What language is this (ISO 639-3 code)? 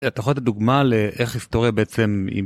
heb